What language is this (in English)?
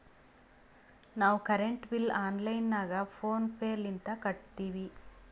Kannada